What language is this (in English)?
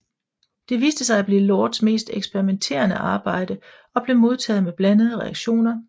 Danish